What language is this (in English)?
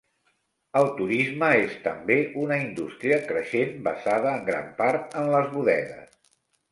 Catalan